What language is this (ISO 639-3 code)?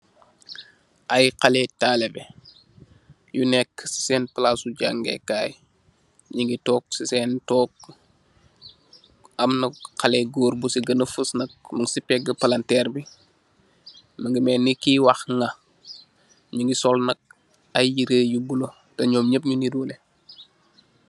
wol